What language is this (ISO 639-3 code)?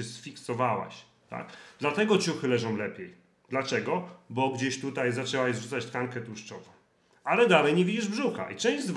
pol